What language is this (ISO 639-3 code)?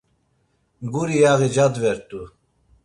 lzz